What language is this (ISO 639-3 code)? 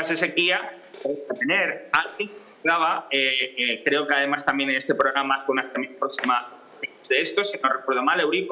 spa